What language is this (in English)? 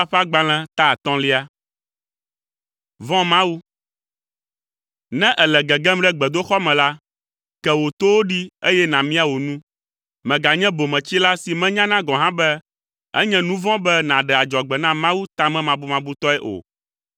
Ewe